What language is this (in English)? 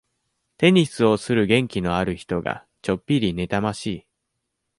Japanese